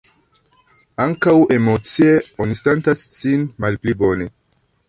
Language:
Esperanto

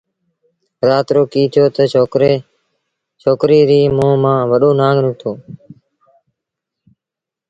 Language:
Sindhi Bhil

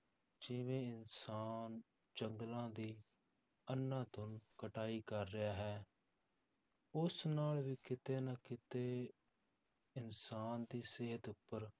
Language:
Punjabi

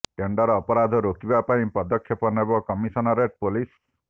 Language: Odia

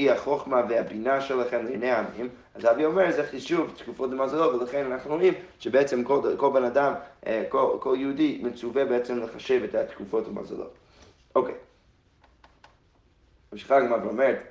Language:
Hebrew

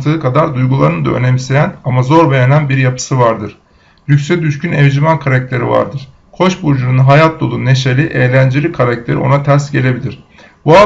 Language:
Turkish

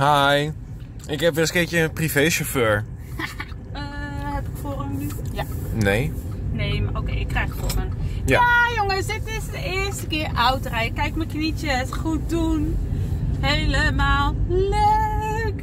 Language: Dutch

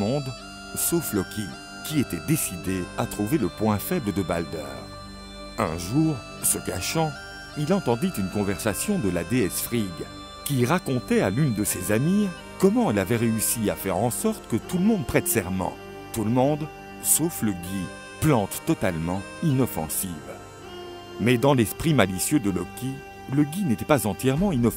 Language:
French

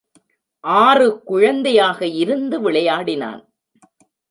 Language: Tamil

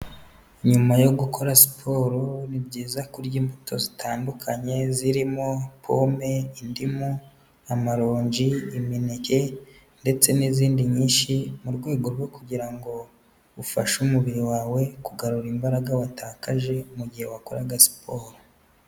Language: Kinyarwanda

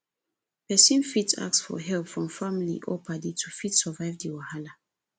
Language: Nigerian Pidgin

